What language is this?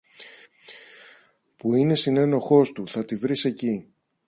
Greek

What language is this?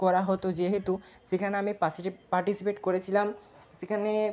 Bangla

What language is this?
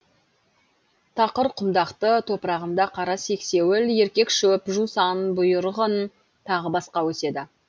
Kazakh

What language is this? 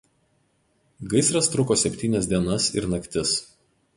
Lithuanian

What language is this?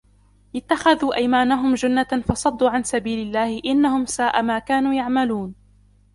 Arabic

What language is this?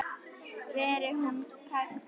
Icelandic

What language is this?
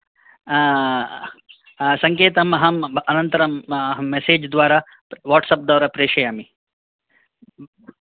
Sanskrit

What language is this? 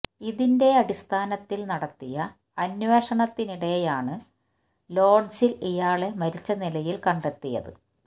Malayalam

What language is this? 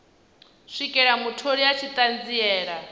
Venda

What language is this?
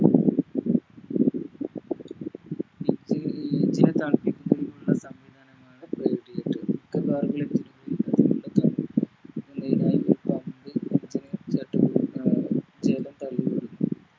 Malayalam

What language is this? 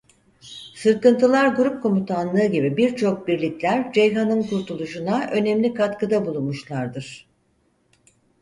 Turkish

